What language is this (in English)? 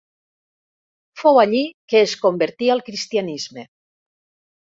Catalan